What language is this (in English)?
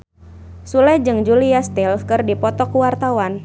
Sundanese